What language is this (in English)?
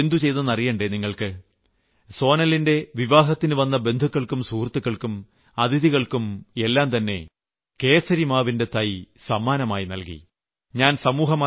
Malayalam